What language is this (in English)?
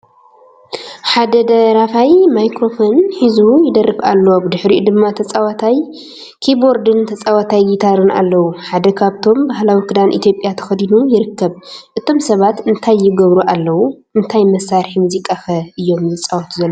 Tigrinya